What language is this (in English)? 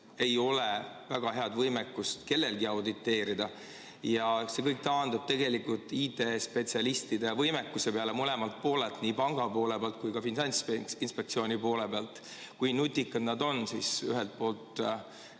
Estonian